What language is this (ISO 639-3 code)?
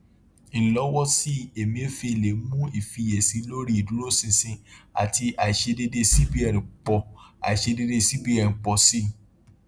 yor